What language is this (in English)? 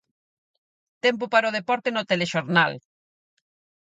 Galician